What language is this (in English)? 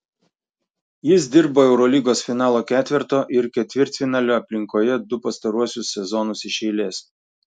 Lithuanian